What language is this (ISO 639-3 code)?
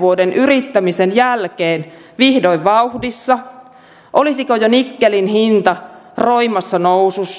fin